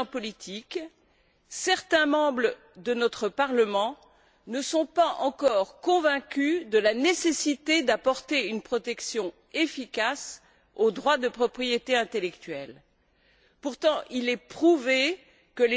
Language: French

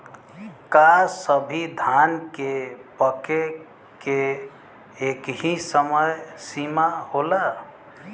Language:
Bhojpuri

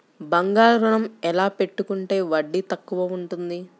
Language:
Telugu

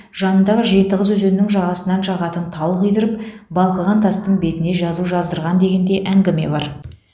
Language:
Kazakh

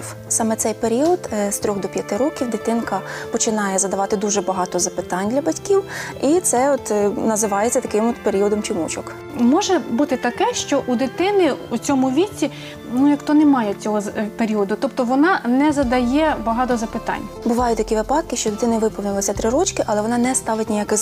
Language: Ukrainian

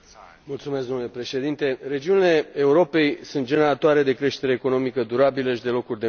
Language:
Romanian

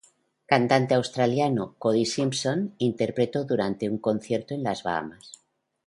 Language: Spanish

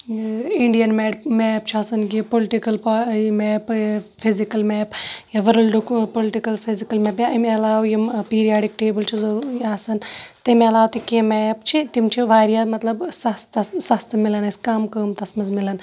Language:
Kashmiri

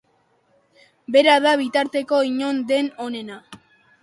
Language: Basque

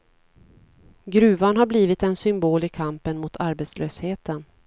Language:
Swedish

